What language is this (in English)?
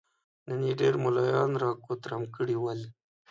Pashto